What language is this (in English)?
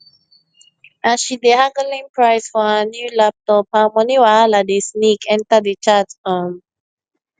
Nigerian Pidgin